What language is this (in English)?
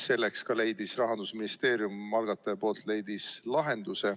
Estonian